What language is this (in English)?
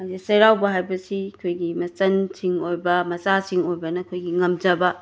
Manipuri